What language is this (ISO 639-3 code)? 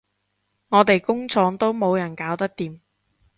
yue